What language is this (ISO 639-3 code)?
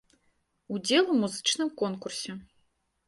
bel